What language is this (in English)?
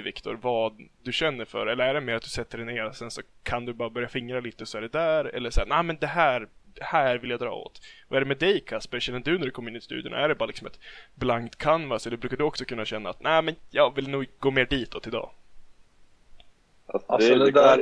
Swedish